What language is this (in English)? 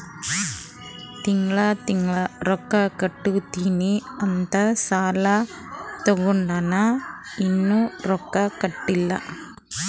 Kannada